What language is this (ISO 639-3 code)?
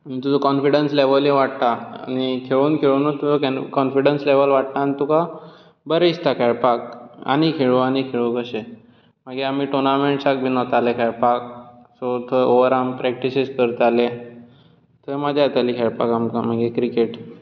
kok